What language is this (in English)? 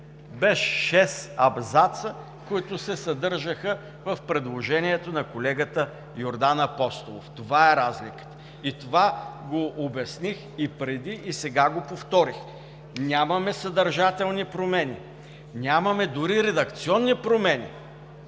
Bulgarian